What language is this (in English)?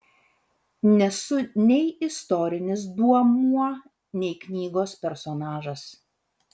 Lithuanian